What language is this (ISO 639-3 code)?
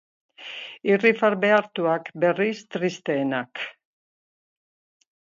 eus